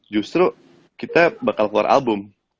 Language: Indonesian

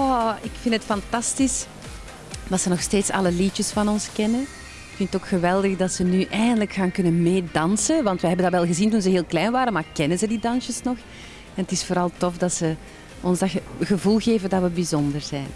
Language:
Dutch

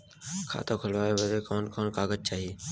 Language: Bhojpuri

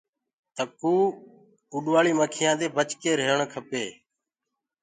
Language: Gurgula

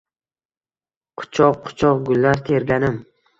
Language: Uzbek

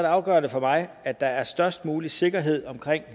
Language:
Danish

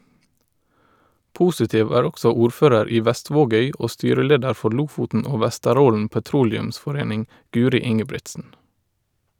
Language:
Norwegian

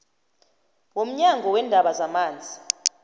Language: South Ndebele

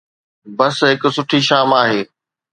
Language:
Sindhi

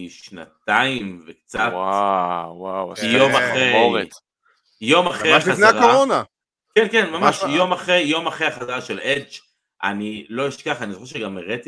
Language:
Hebrew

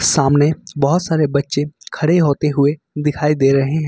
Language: Hindi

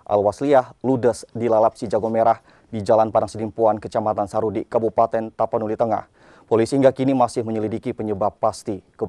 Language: Indonesian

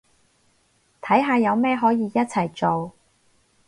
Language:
Cantonese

